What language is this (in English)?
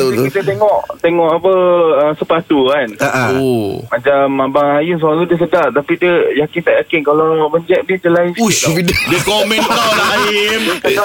Malay